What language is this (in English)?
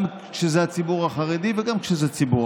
Hebrew